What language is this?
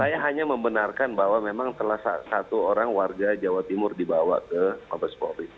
Indonesian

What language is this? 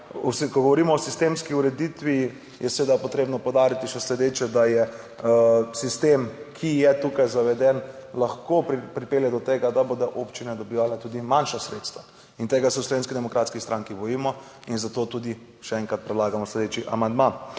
Slovenian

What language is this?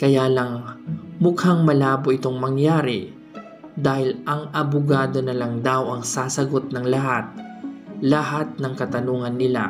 Filipino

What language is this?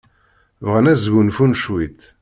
Kabyle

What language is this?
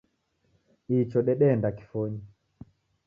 Taita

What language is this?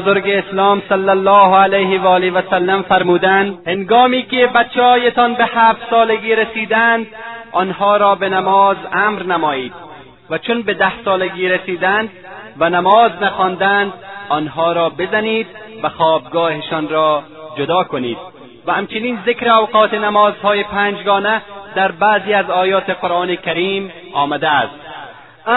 Persian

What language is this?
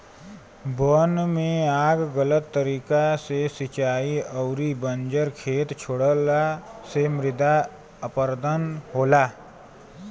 Bhojpuri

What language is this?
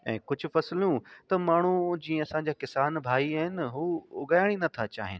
Sindhi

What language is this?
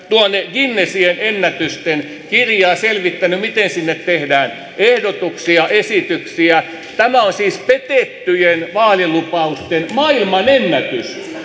Finnish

